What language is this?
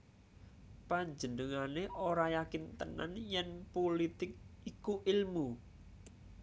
Javanese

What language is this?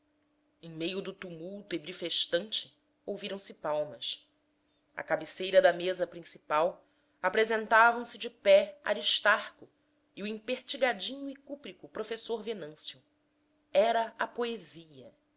Portuguese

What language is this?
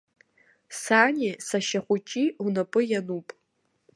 Abkhazian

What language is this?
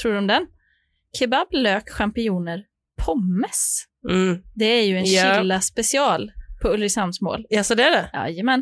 Swedish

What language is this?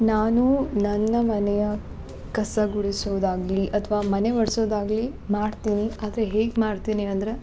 Kannada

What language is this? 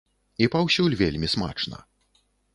Belarusian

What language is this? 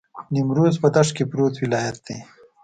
Pashto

